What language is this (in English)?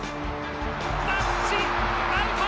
Japanese